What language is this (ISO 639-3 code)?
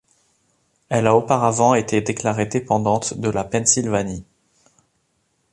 fra